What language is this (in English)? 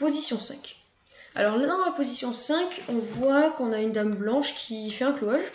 French